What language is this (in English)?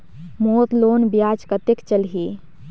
Chhattisgarhi